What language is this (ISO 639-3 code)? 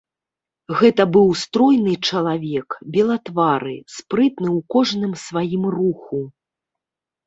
bel